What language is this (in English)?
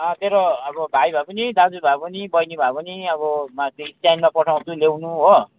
Nepali